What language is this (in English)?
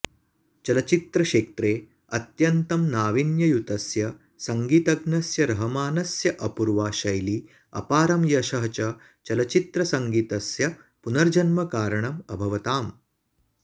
Sanskrit